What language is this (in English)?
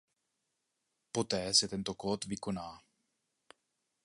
Czech